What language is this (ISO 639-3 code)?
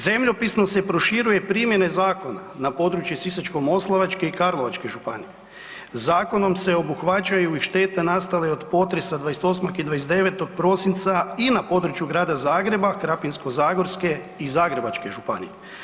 hrv